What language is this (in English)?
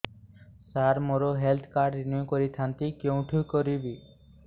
Odia